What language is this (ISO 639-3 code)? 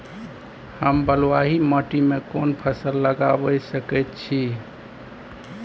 mai